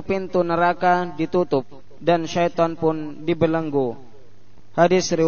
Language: Malay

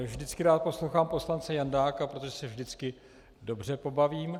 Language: Czech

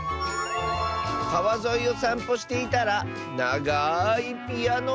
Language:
Japanese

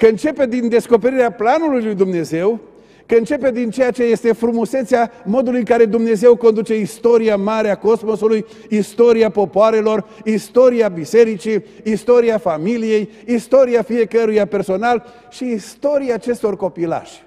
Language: Romanian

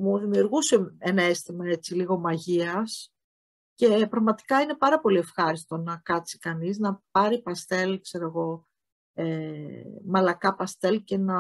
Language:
Greek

